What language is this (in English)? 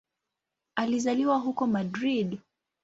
Swahili